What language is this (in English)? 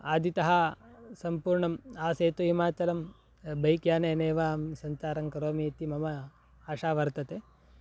Sanskrit